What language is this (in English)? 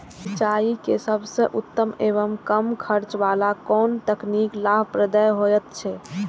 Maithili